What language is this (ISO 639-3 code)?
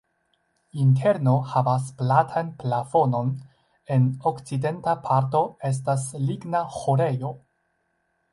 epo